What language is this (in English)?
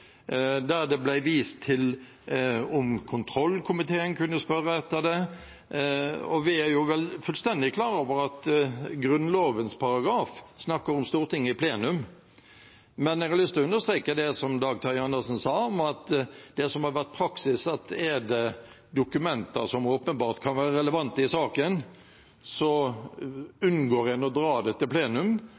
Norwegian Bokmål